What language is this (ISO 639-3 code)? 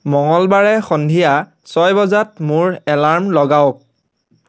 asm